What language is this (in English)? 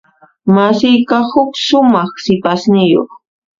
Puno Quechua